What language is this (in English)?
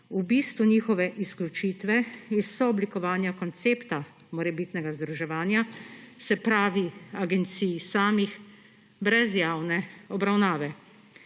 Slovenian